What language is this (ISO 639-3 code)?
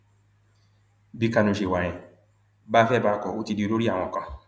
yor